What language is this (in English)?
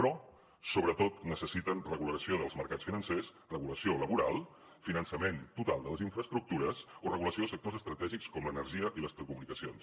Catalan